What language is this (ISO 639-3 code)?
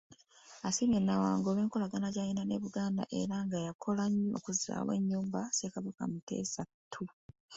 lug